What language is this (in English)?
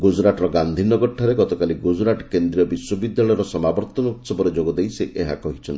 Odia